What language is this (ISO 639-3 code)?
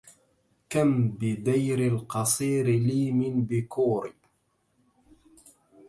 ara